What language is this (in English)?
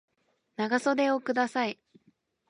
Japanese